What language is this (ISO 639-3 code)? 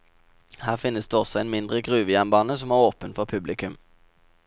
nor